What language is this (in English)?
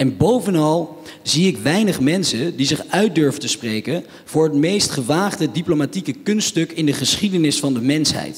Dutch